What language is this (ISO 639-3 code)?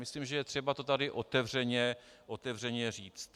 ces